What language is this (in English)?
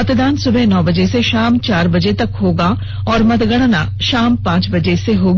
Hindi